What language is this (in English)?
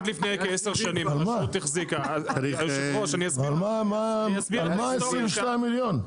Hebrew